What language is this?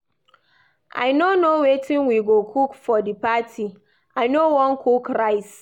Nigerian Pidgin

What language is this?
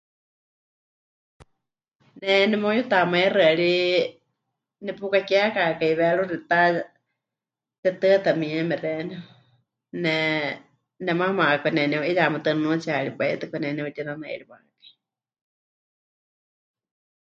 Huichol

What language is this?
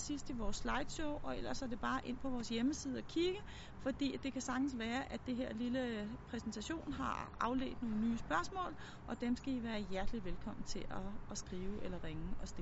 Danish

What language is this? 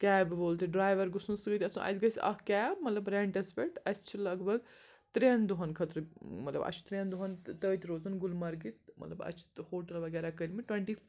Kashmiri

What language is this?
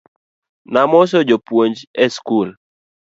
Luo (Kenya and Tanzania)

